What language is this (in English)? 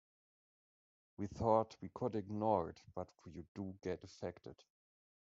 English